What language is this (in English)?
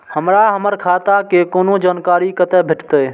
Maithili